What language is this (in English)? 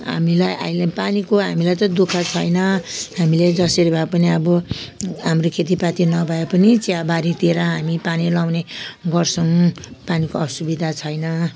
Nepali